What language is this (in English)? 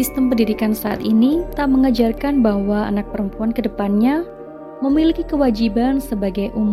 Indonesian